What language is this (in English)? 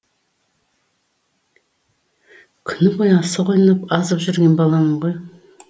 Kazakh